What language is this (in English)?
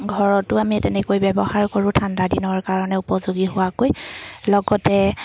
Assamese